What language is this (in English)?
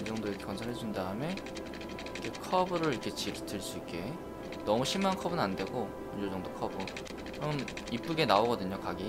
Korean